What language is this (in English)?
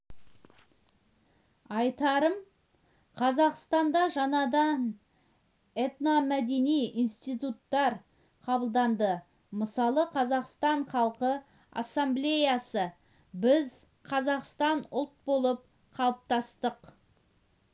Kazakh